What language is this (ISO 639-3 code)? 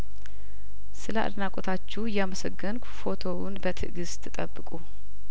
amh